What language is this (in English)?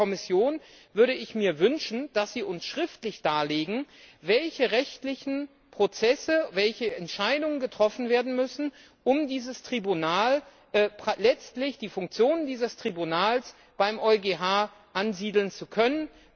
German